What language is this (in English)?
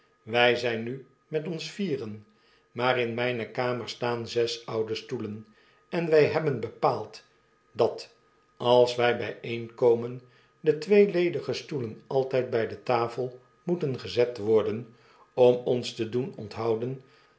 Dutch